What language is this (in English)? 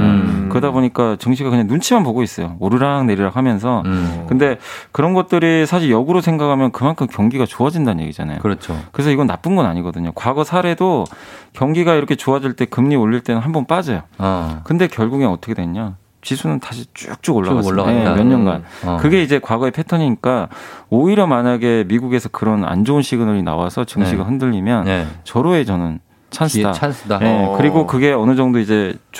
Korean